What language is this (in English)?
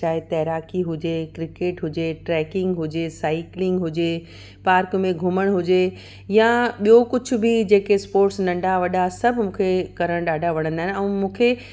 Sindhi